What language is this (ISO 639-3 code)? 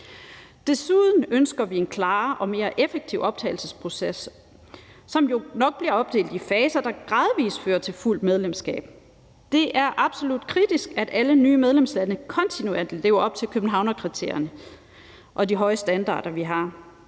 dan